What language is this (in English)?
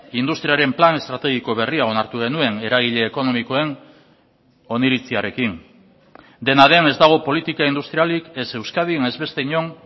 Basque